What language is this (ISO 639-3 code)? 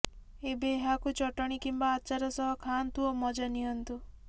ori